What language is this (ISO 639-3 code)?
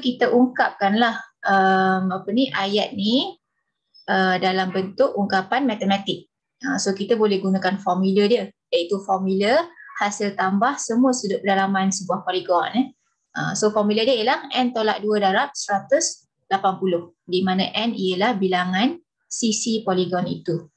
msa